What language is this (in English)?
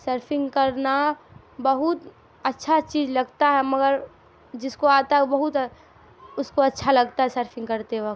Urdu